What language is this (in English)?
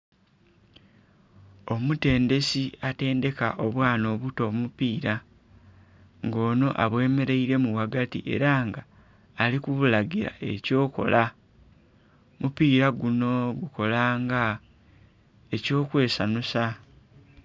Soga